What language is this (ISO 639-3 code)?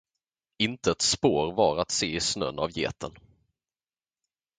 swe